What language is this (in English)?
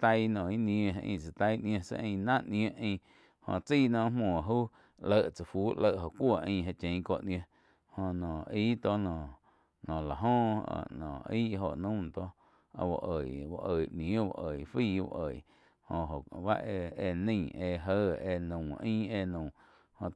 Quiotepec Chinantec